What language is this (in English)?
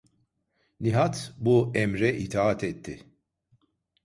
Turkish